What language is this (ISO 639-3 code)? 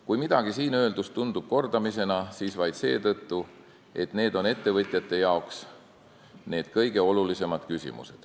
est